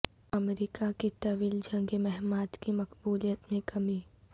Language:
Urdu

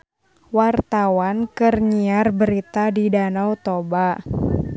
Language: Sundanese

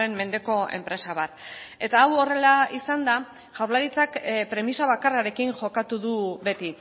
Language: Basque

